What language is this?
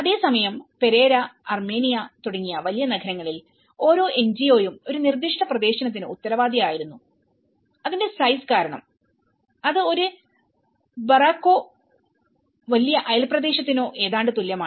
Malayalam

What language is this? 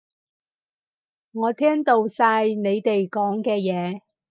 Cantonese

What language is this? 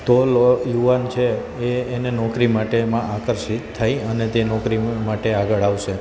Gujarati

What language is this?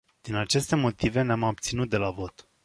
Romanian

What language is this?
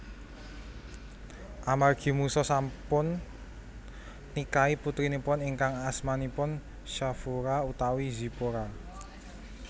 Javanese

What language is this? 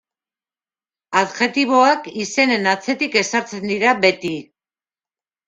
Basque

